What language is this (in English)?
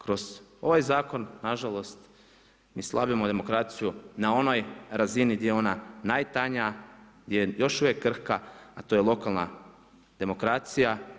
Croatian